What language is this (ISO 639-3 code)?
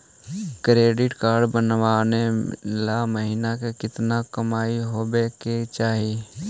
mag